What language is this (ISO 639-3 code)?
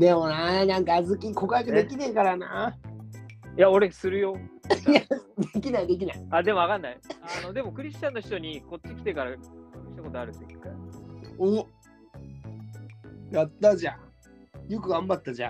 jpn